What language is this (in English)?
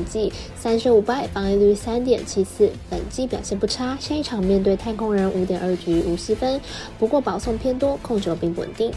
Chinese